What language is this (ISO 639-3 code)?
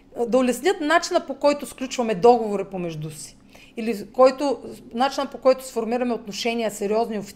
bul